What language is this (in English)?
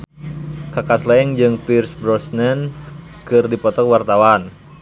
Sundanese